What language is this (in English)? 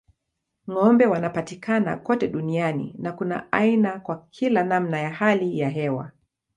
Swahili